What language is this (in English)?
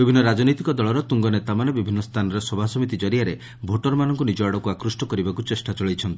Odia